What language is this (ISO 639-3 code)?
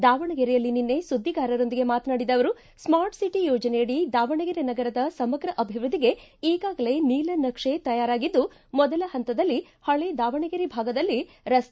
kan